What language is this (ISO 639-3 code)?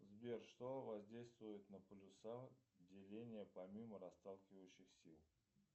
rus